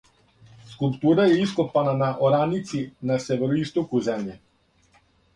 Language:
Serbian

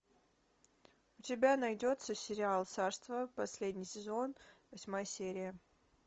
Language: Russian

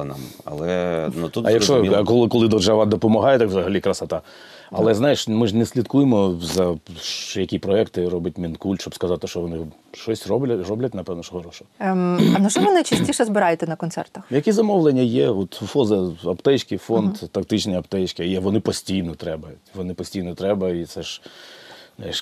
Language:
Ukrainian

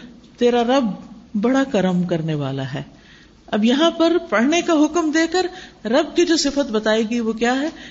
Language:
Urdu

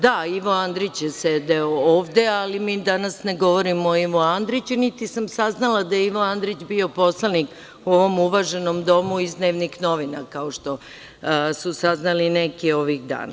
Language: Serbian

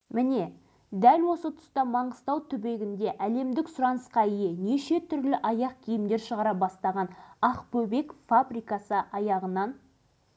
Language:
Kazakh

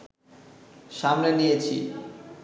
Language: Bangla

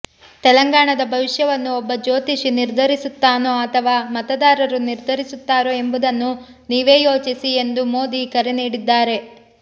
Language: Kannada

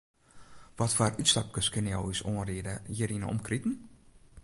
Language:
Western Frisian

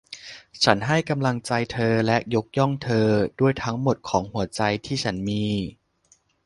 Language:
Thai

